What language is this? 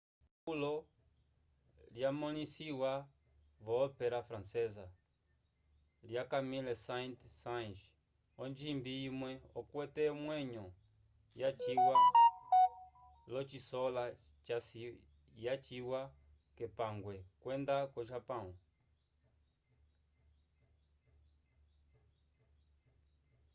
Umbundu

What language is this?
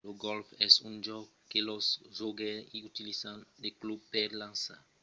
Occitan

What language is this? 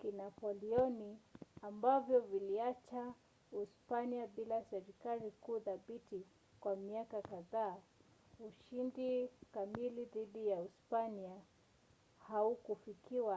Swahili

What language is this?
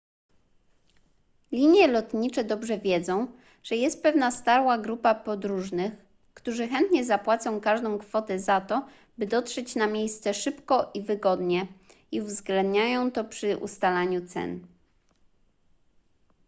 Polish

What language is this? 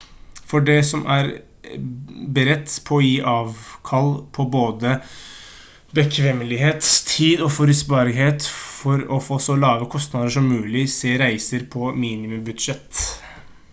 Norwegian Bokmål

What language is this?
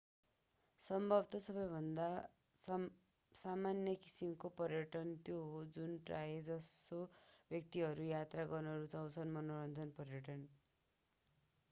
Nepali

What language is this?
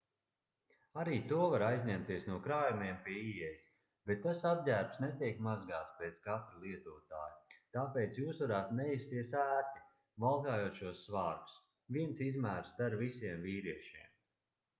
Latvian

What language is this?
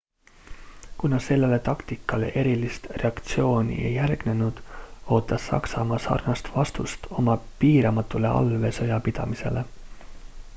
Estonian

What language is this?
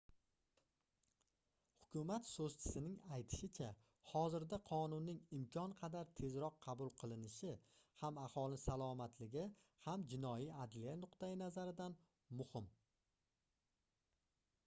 Uzbek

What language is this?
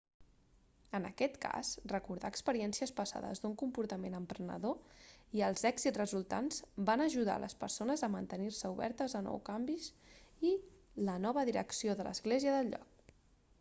Catalan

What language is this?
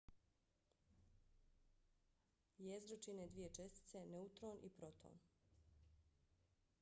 Bosnian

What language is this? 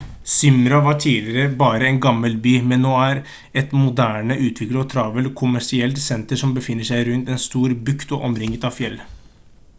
Norwegian Bokmål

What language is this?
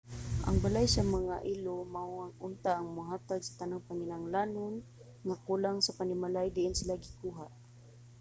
Cebuano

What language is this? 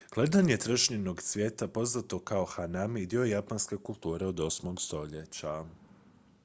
Croatian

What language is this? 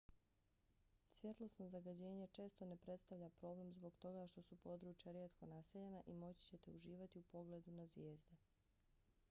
Bosnian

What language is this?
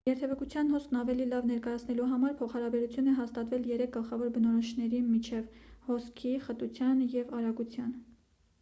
Armenian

